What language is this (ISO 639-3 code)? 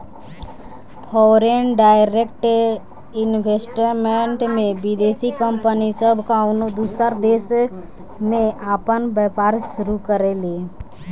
bho